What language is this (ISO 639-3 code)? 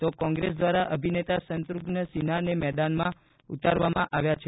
guj